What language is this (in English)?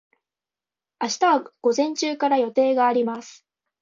Japanese